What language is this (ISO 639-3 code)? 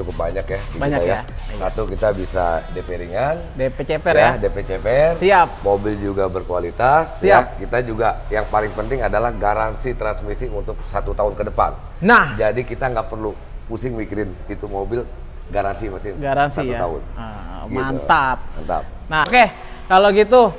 ind